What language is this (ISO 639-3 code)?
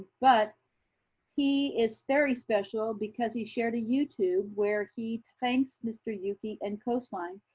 eng